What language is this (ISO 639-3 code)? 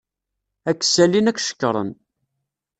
kab